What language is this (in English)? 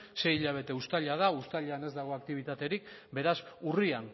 Basque